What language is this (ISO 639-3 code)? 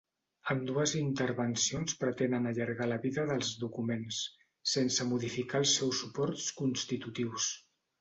cat